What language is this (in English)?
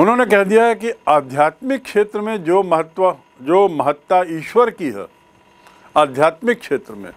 Hindi